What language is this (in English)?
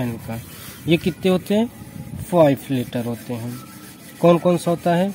Hindi